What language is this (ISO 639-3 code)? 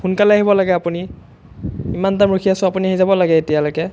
asm